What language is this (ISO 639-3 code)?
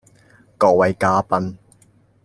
yue